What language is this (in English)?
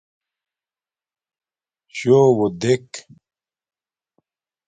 Domaaki